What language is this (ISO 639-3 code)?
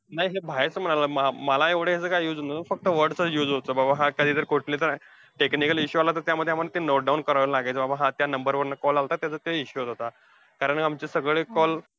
mar